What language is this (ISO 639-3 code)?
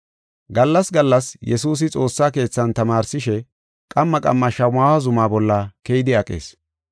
gof